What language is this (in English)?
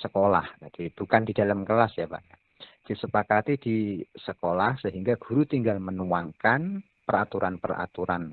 Indonesian